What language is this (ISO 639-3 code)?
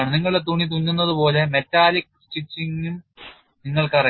mal